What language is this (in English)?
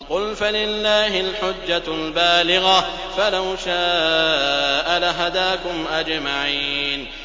Arabic